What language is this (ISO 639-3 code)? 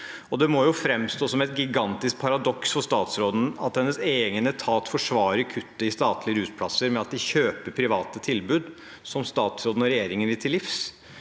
nor